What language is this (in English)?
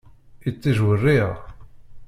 Kabyle